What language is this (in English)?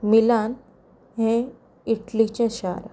Konkani